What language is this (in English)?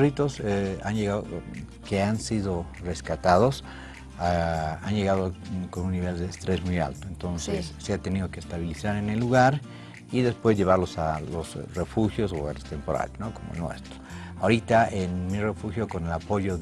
Spanish